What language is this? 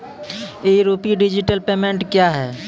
Maithili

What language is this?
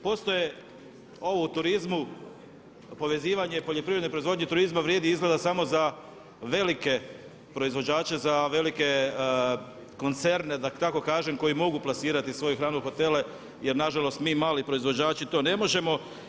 Croatian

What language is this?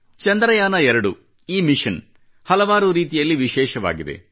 Kannada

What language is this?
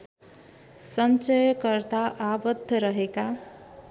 Nepali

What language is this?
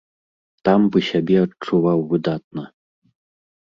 Belarusian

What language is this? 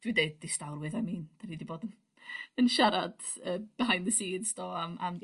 Welsh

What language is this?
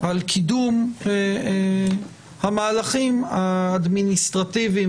Hebrew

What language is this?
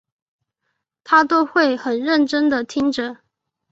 Chinese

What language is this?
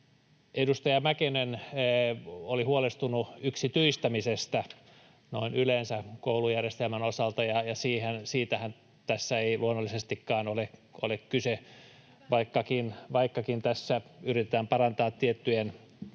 Finnish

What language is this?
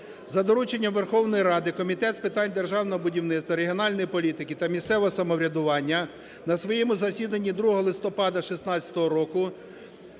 Ukrainian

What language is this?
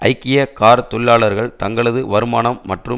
Tamil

